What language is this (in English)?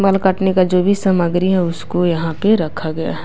Hindi